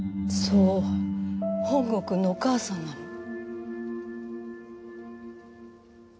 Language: Japanese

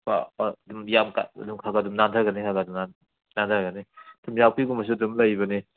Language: Manipuri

